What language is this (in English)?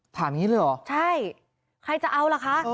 Thai